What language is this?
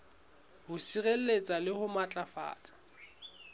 Southern Sotho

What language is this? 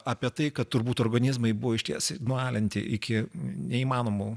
Lithuanian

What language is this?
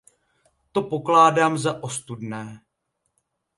Czech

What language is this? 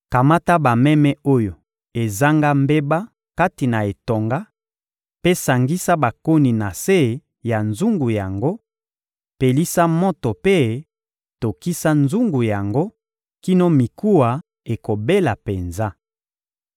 Lingala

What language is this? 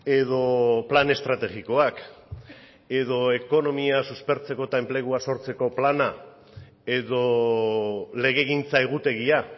Basque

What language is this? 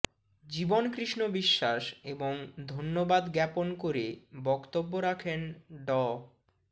Bangla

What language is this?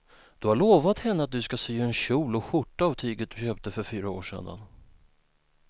Swedish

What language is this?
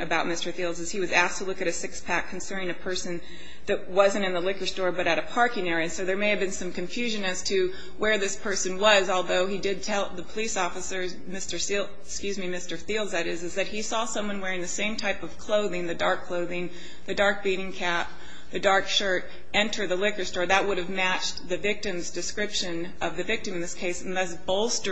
English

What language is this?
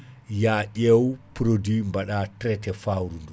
Fula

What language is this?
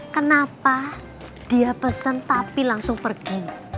Indonesian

